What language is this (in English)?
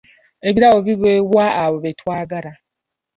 Ganda